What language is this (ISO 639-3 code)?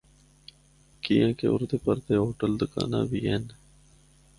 hno